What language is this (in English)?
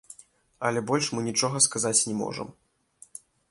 Belarusian